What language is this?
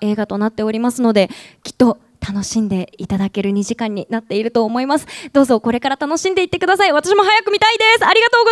Japanese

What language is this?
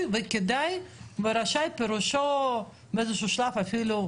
Hebrew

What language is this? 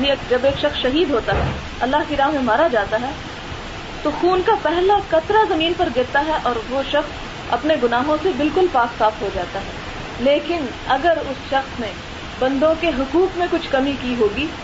Urdu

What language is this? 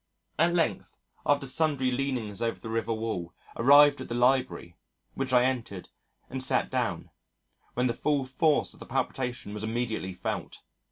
English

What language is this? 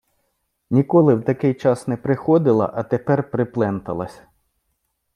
Ukrainian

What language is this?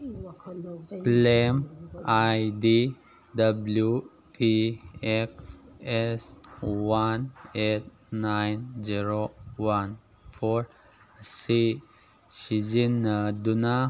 Manipuri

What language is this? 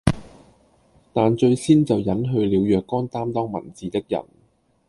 Cantonese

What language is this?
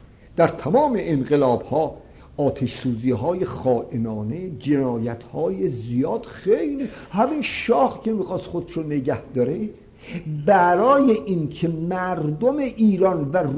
Persian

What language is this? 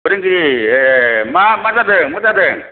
Bodo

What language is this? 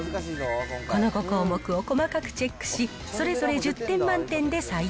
Japanese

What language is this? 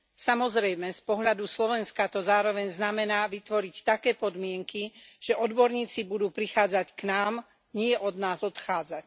Slovak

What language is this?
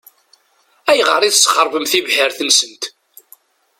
Kabyle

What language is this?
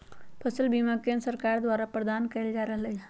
Magahi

